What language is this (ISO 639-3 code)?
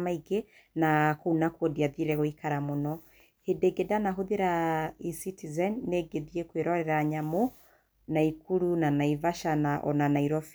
kik